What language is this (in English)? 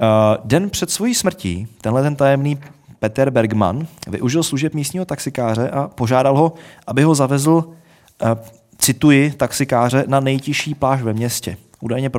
Czech